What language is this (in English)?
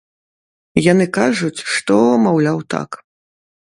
Belarusian